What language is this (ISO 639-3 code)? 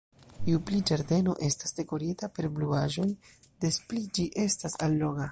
epo